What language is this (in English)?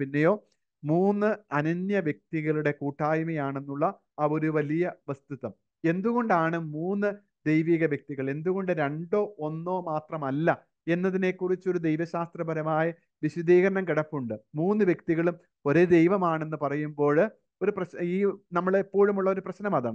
Malayalam